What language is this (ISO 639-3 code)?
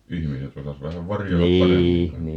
fin